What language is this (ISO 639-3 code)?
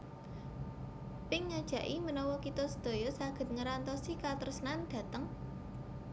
jav